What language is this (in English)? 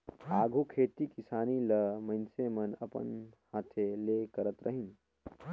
Chhattisgarhi